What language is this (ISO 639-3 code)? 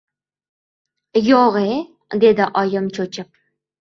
uzb